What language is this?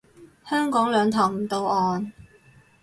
Cantonese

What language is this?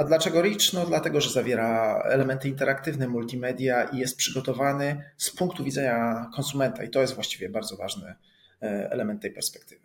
Polish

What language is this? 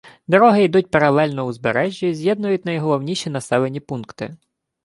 Ukrainian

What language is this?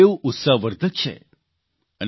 Gujarati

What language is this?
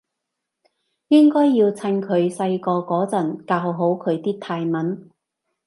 Cantonese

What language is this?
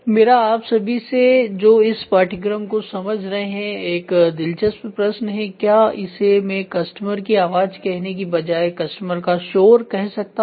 Hindi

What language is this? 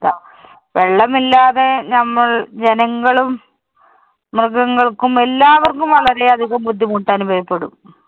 Malayalam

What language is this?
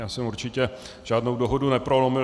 Czech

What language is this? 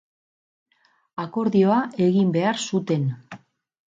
Basque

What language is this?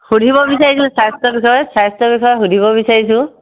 Assamese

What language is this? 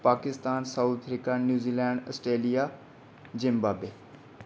Dogri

